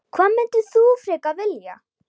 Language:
Icelandic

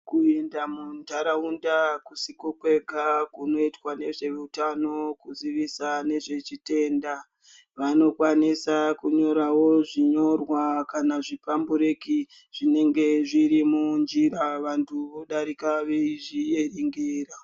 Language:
Ndau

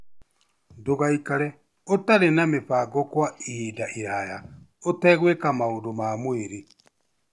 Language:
Kikuyu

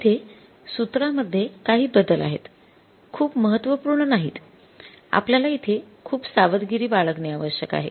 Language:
Marathi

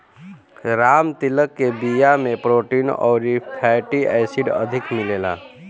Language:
Bhojpuri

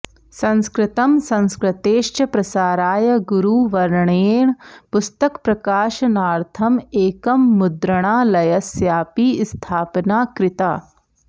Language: Sanskrit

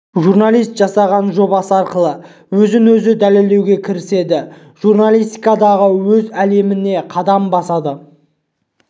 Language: Kazakh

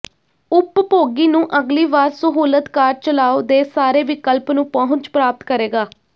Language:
Punjabi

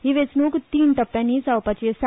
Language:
Konkani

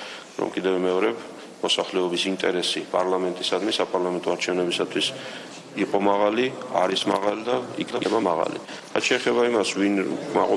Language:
French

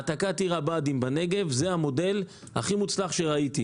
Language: Hebrew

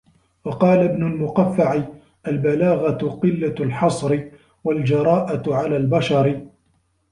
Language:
Arabic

